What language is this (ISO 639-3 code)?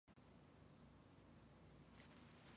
zho